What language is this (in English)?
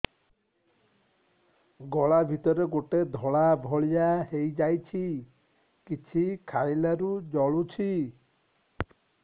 Odia